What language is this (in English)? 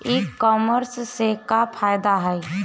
Bhojpuri